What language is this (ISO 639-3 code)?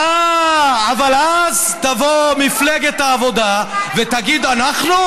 heb